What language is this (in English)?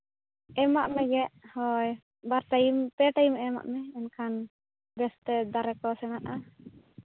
Santali